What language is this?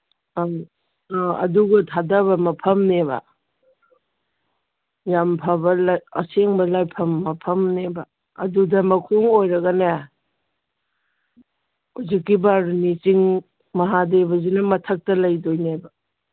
Manipuri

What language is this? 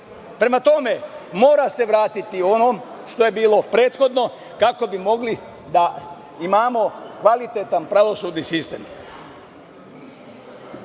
Serbian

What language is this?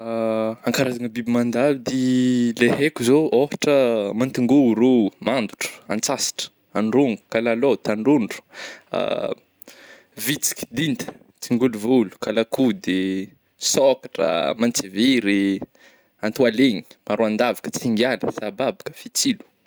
Northern Betsimisaraka Malagasy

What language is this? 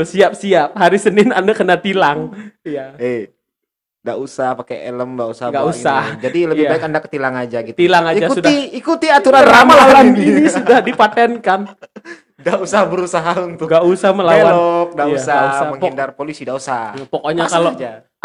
Indonesian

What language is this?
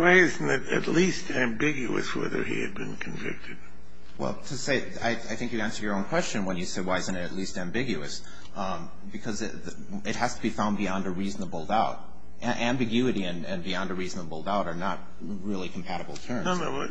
English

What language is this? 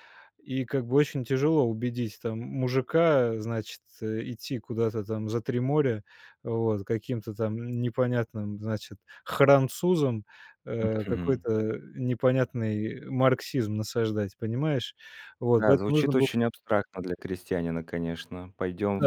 Russian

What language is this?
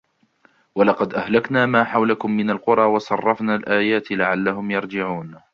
Arabic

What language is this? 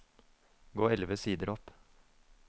Norwegian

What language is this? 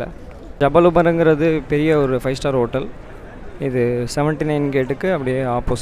Arabic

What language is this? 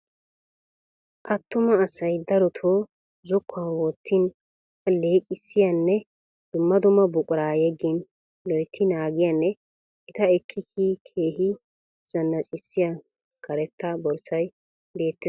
Wolaytta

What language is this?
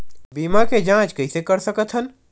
Chhattisgarhi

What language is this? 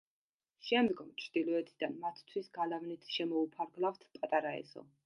Georgian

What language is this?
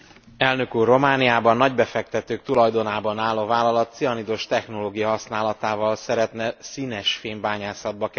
Hungarian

